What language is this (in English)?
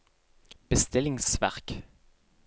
Norwegian